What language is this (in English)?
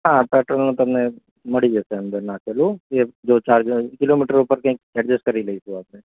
Gujarati